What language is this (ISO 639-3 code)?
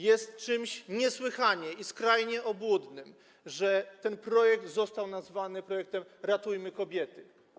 pol